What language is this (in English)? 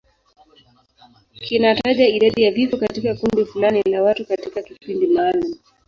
Swahili